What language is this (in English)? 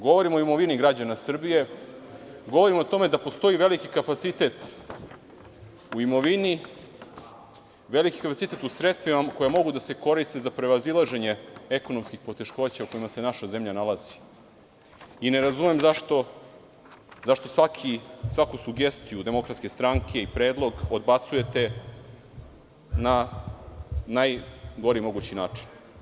Serbian